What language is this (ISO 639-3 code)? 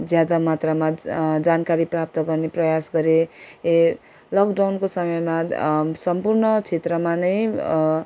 nep